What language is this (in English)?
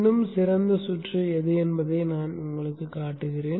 Tamil